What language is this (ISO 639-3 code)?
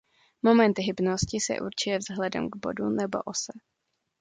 ces